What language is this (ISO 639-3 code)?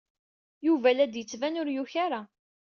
kab